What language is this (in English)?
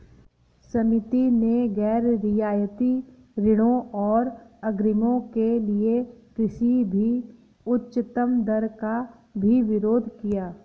Hindi